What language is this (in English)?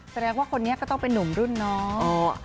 Thai